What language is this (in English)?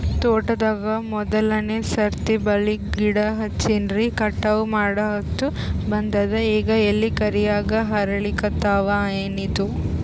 Kannada